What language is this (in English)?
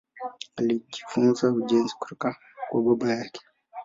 Swahili